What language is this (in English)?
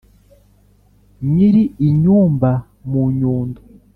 Kinyarwanda